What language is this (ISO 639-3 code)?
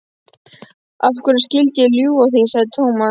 isl